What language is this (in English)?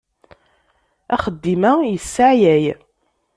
Kabyle